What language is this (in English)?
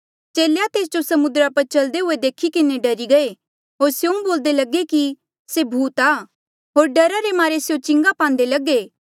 Mandeali